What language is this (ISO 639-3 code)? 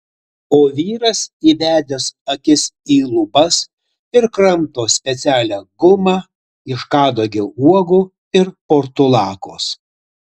lit